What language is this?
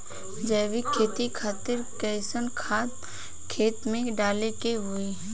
Bhojpuri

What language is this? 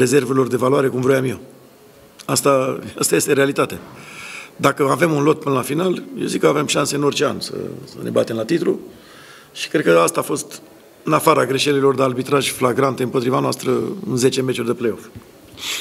Romanian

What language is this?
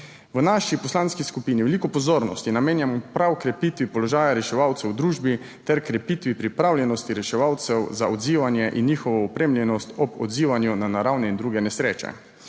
Slovenian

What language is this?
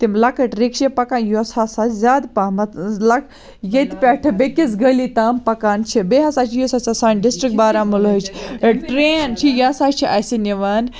Kashmiri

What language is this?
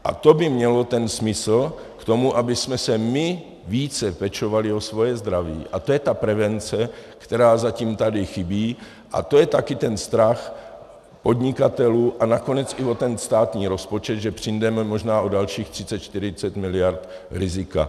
Czech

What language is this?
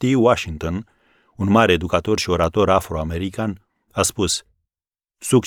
Romanian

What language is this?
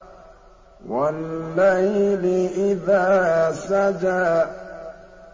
Arabic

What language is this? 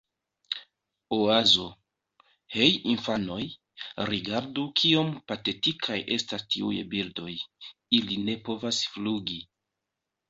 Esperanto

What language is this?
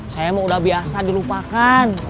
Indonesian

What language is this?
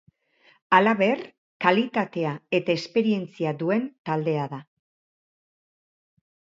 Basque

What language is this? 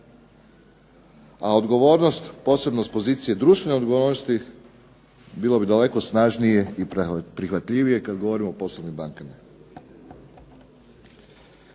Croatian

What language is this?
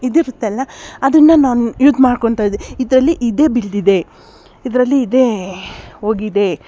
Kannada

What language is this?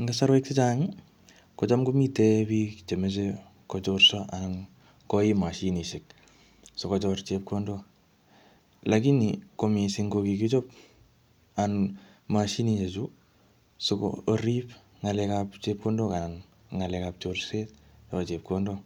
Kalenjin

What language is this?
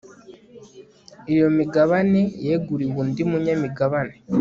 Kinyarwanda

